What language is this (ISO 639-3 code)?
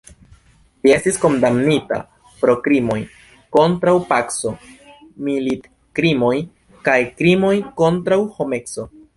epo